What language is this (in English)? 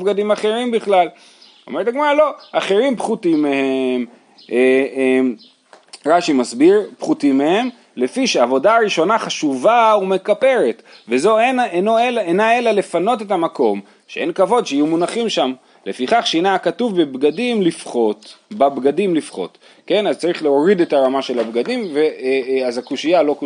Hebrew